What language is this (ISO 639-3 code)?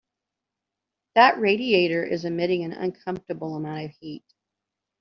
eng